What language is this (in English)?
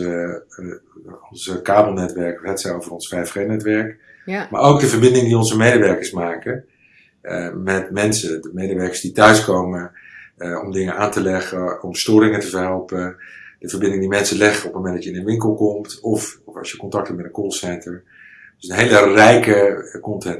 Dutch